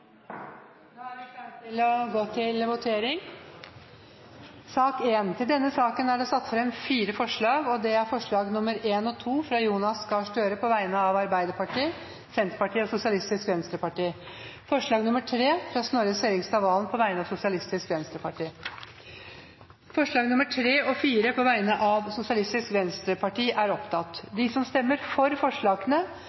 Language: Norwegian Bokmål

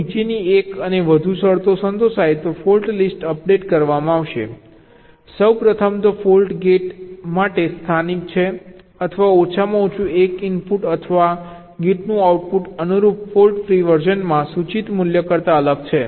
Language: Gujarati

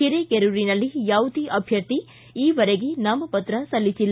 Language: Kannada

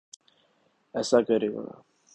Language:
Urdu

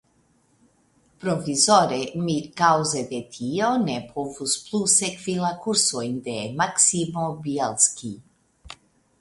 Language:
Esperanto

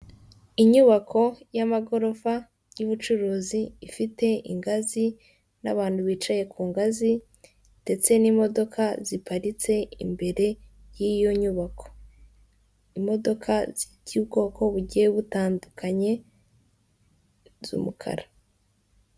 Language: Kinyarwanda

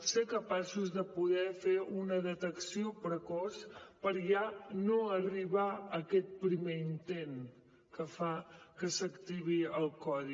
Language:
Catalan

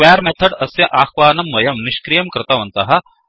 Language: Sanskrit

